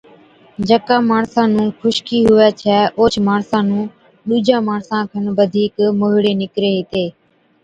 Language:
Od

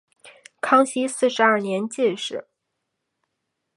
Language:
Chinese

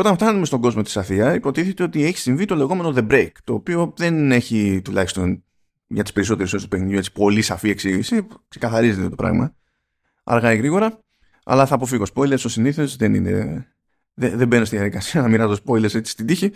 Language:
Greek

